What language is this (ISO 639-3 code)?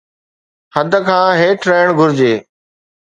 snd